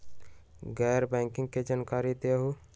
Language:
Magahi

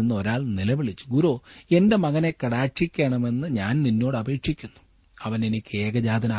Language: Malayalam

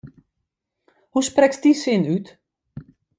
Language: Western Frisian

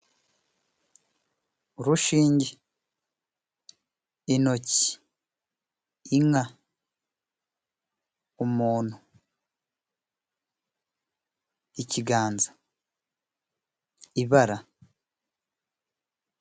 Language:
Kinyarwanda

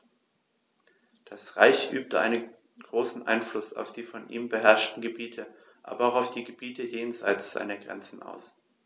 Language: German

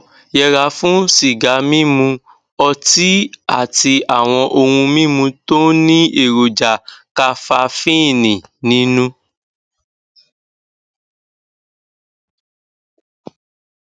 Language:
Yoruba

